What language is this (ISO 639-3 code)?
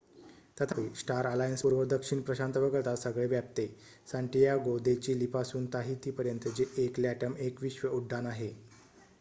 mar